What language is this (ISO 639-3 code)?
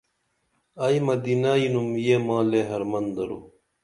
dml